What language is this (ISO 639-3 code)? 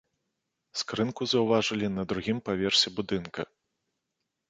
bel